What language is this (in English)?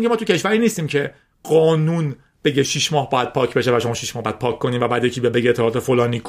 Persian